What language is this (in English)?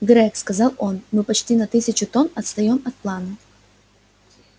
Russian